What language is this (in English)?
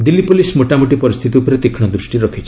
Odia